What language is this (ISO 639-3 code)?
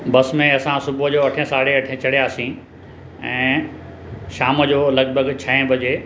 snd